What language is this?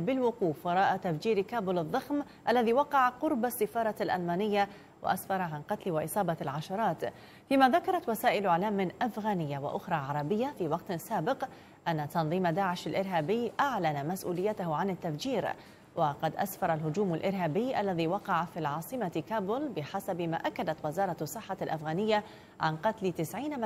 Arabic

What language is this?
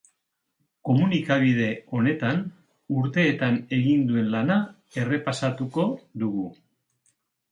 Basque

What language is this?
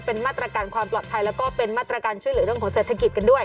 Thai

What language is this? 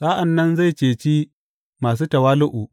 Hausa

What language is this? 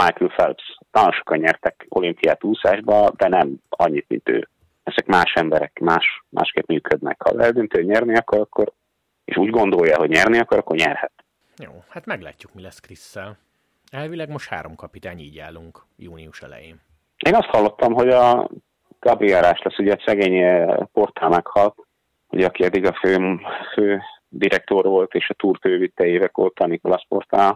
Hungarian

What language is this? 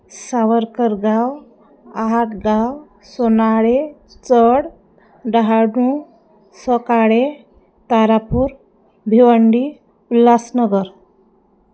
Marathi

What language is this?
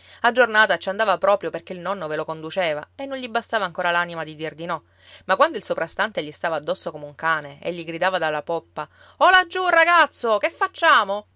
Italian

